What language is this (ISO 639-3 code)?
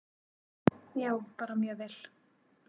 isl